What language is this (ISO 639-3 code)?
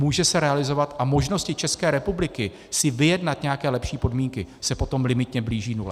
ces